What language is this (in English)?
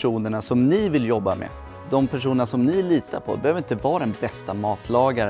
Swedish